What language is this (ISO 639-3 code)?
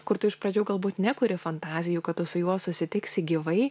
lit